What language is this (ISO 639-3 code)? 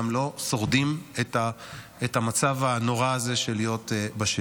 heb